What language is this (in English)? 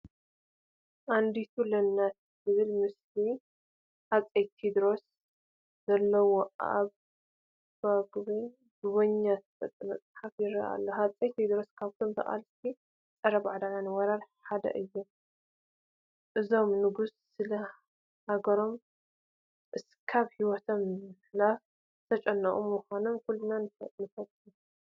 Tigrinya